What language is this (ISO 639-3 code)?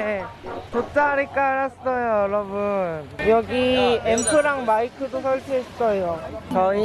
kor